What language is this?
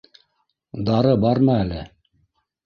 Bashkir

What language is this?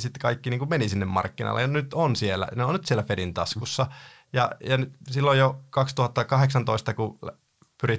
Finnish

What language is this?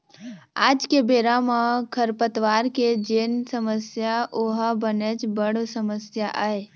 Chhattisgarhi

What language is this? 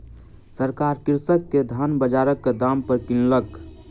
Maithili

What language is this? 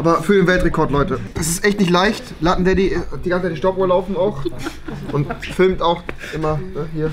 German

